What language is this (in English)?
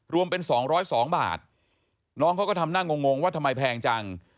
Thai